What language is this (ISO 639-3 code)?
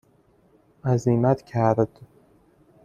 fas